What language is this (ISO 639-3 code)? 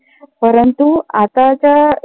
mar